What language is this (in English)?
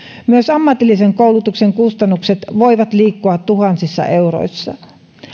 Finnish